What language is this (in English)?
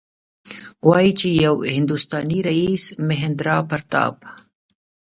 Pashto